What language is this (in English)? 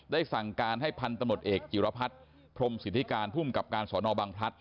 Thai